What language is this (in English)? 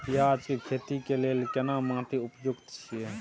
Maithili